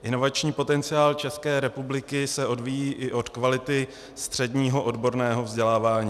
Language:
Czech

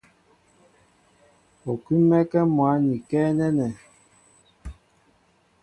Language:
Mbo (Cameroon)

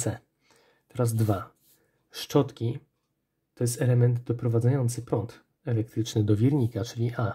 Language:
Polish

